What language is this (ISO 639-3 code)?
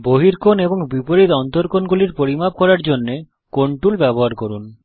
ben